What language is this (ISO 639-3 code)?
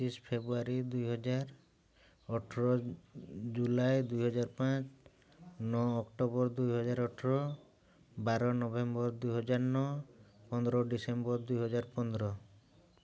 ori